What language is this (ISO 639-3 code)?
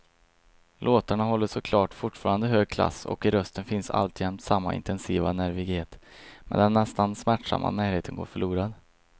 swe